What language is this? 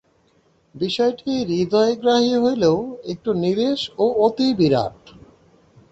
Bangla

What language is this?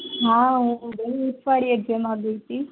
Gujarati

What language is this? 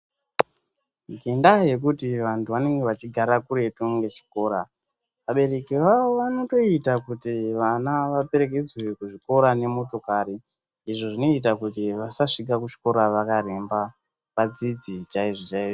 Ndau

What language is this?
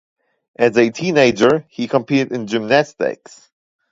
English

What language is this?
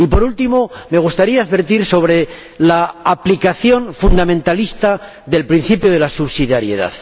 Spanish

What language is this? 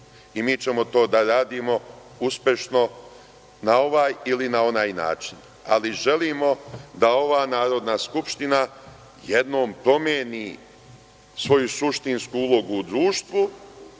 Serbian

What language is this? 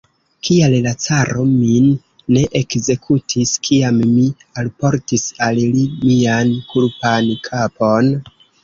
Esperanto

